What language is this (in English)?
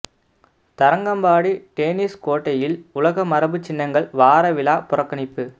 Tamil